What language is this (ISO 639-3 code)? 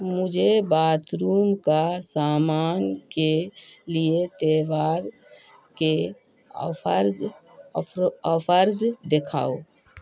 urd